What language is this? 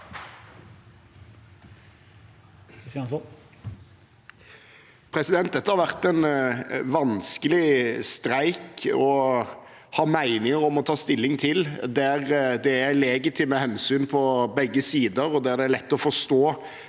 Norwegian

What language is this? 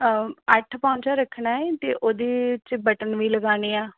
Punjabi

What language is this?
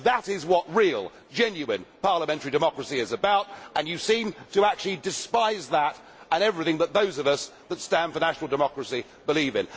English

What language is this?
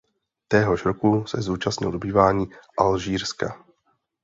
Czech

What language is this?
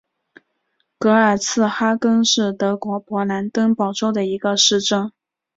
Chinese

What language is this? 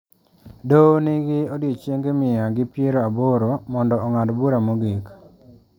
Luo (Kenya and Tanzania)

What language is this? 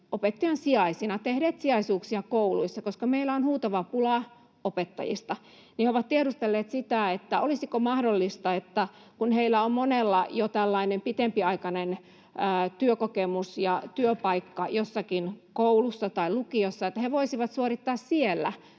Finnish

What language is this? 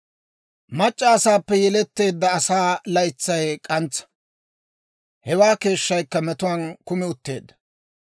Dawro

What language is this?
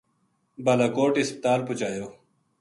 Gujari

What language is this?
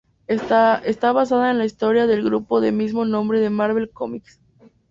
Spanish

